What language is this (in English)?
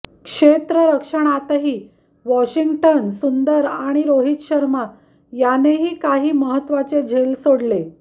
Marathi